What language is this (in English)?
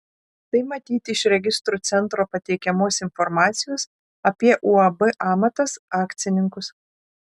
Lithuanian